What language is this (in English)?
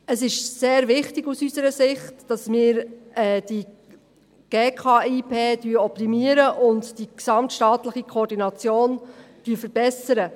Swiss German